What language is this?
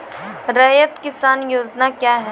Maithili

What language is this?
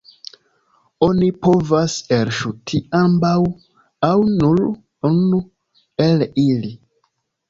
Esperanto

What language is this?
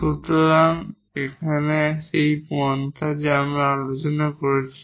Bangla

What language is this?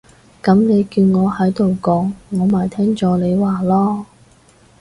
Cantonese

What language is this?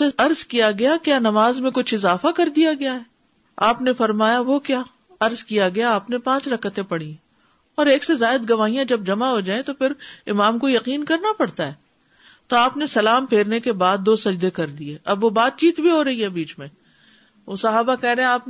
Urdu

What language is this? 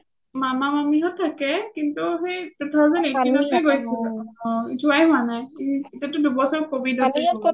Assamese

